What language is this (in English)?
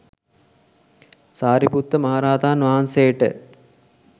Sinhala